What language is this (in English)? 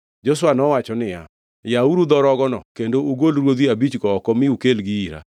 Luo (Kenya and Tanzania)